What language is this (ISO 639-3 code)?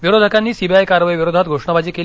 mar